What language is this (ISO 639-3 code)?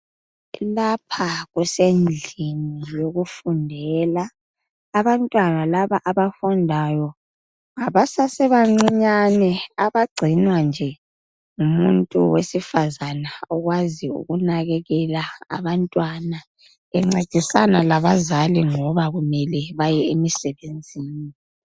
nde